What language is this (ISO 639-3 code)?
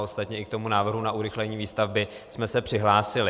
ces